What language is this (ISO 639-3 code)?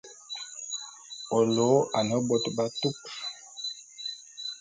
bum